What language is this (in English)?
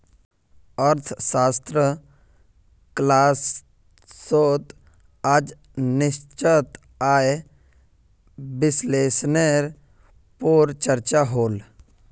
Magahi